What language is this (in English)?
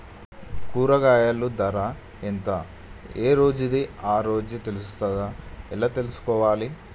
Telugu